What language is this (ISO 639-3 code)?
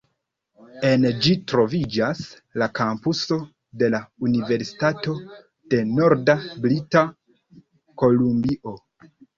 epo